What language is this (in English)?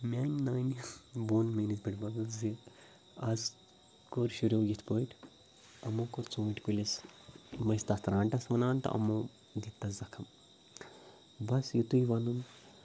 Kashmiri